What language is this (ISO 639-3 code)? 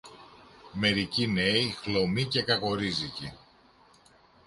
ell